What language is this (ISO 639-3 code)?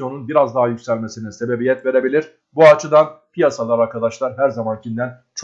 tur